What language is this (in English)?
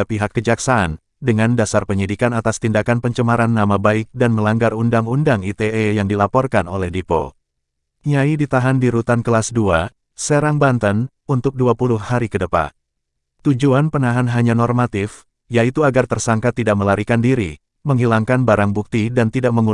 Indonesian